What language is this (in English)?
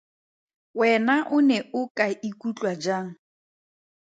Tswana